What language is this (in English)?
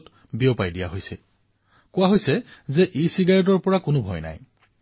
Assamese